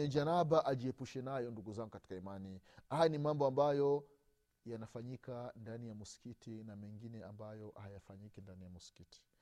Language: Swahili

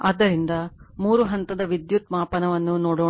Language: Kannada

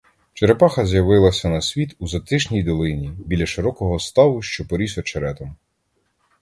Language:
Ukrainian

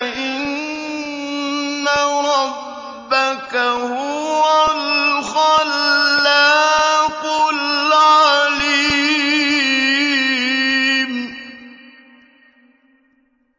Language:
Arabic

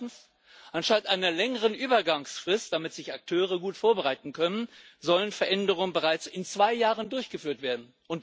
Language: German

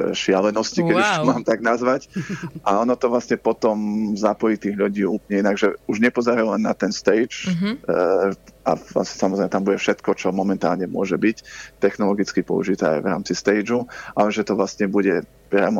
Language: Slovak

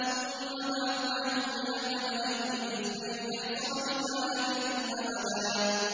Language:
Arabic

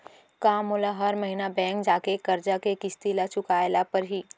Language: Chhattisgarhi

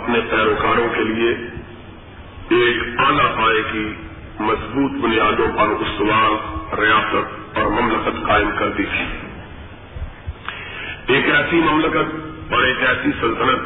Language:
Urdu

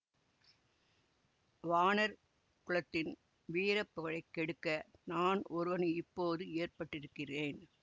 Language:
Tamil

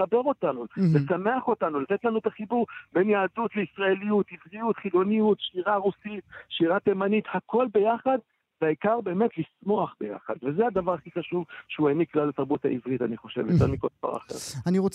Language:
Hebrew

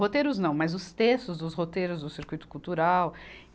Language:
Portuguese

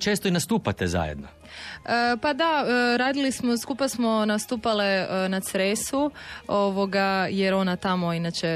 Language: Croatian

